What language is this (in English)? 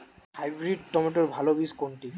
Bangla